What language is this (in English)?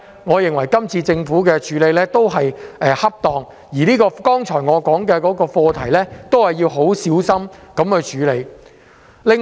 Cantonese